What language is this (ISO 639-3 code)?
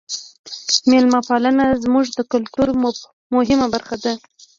pus